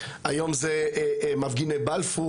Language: Hebrew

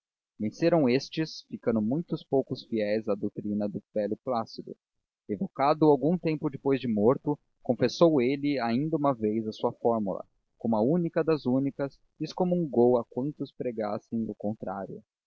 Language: Portuguese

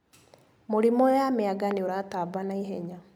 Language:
Kikuyu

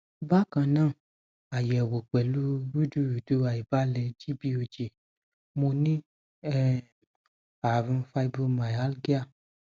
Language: Yoruba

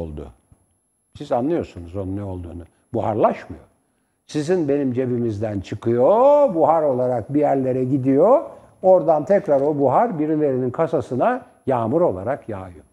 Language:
Turkish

